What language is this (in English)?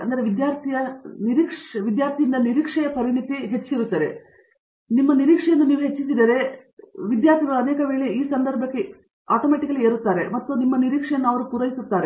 Kannada